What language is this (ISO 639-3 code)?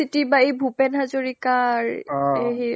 asm